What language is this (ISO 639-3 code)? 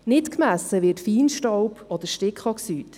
gsw